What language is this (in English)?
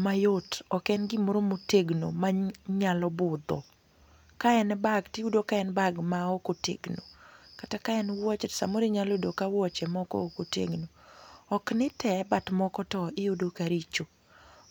Luo (Kenya and Tanzania)